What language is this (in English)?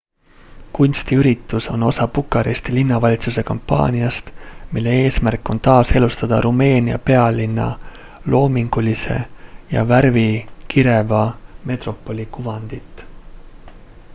Estonian